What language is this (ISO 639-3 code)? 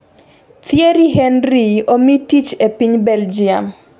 luo